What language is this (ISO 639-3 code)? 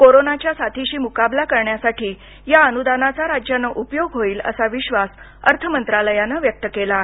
mar